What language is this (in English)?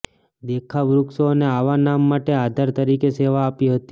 Gujarati